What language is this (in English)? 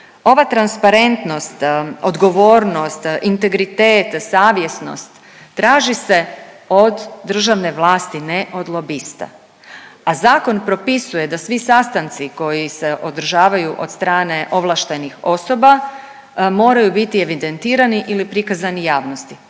Croatian